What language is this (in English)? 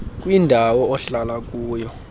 Xhosa